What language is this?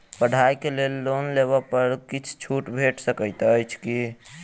Maithili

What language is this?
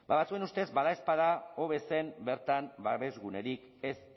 Basque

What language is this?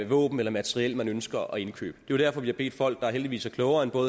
Danish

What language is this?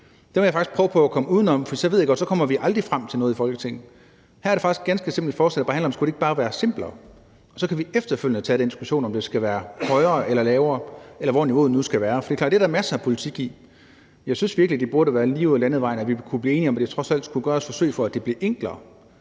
Danish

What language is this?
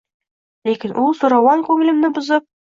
Uzbek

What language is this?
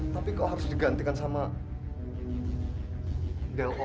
Indonesian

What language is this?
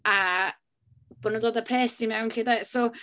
Welsh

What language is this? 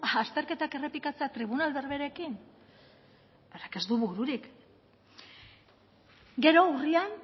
Basque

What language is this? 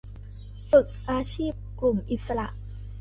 Thai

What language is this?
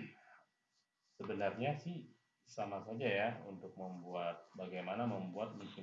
Indonesian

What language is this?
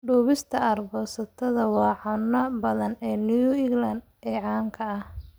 Somali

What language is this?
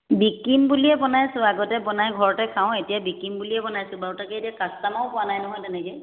Assamese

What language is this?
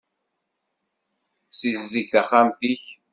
Kabyle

